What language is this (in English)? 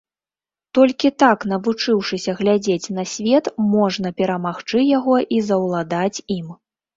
Belarusian